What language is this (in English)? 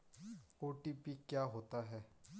Hindi